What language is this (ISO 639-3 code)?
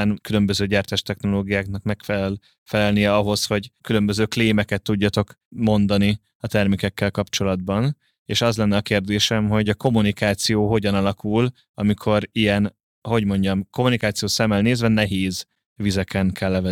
hun